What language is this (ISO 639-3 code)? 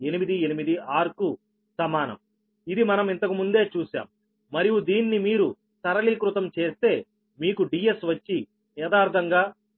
tel